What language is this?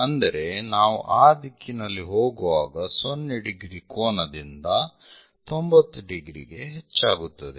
Kannada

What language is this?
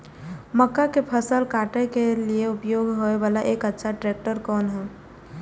Maithili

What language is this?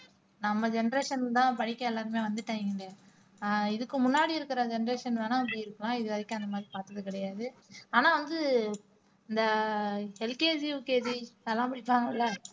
Tamil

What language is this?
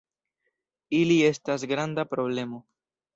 Esperanto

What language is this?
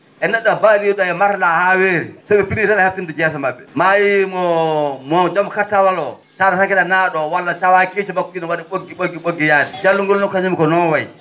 Fula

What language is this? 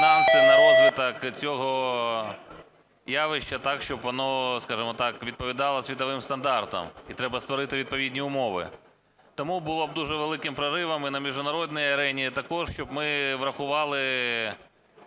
Ukrainian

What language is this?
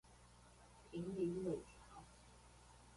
Chinese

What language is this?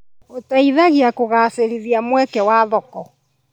Kikuyu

